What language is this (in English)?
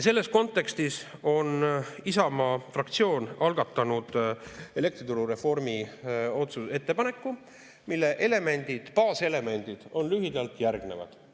Estonian